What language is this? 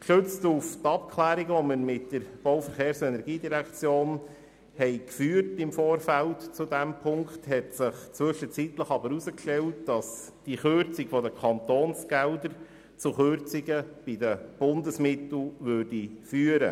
Swiss German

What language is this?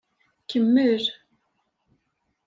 Kabyle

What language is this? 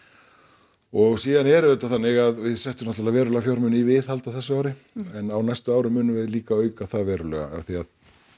Icelandic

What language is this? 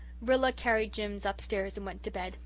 English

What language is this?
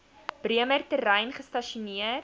Afrikaans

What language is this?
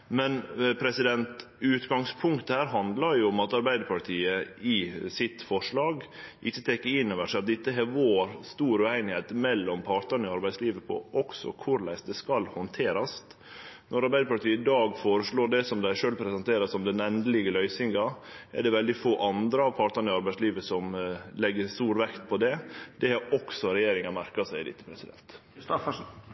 Norwegian Nynorsk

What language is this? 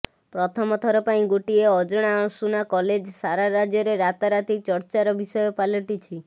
Odia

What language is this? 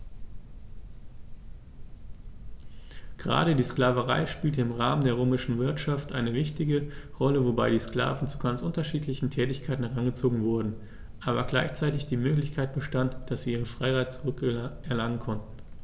German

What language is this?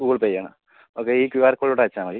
Malayalam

